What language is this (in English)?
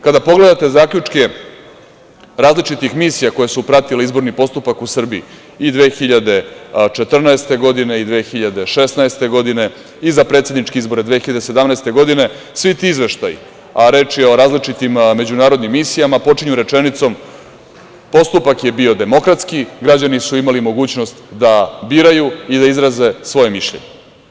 Serbian